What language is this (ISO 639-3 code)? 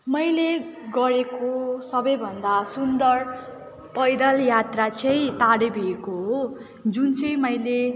nep